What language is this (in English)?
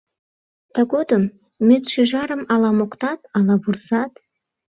Mari